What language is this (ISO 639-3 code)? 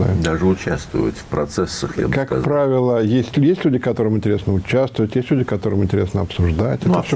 rus